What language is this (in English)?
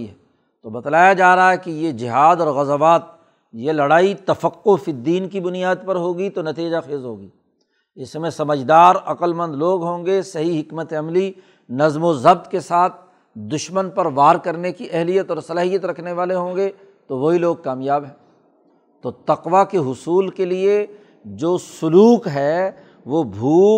Urdu